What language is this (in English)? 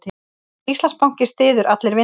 Icelandic